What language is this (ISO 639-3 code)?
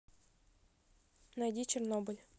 rus